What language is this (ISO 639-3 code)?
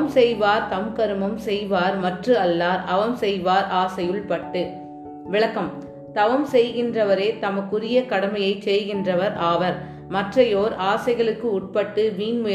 tam